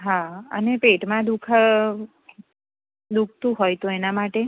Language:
Gujarati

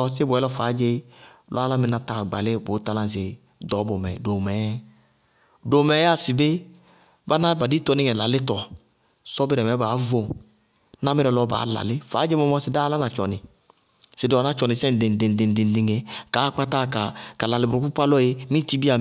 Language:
Bago-Kusuntu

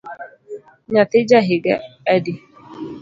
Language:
Luo (Kenya and Tanzania)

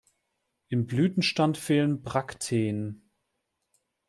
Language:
German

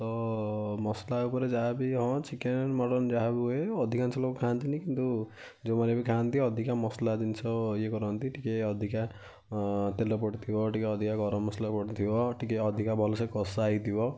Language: Odia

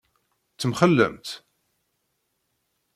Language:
Kabyle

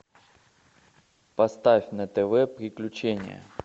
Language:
Russian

